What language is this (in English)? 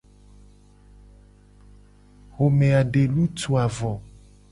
Gen